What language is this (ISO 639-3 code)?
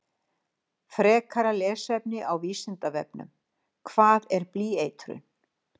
isl